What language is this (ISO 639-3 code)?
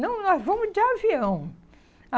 por